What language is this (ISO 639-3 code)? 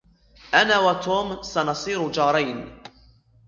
ara